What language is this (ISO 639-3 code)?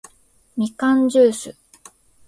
jpn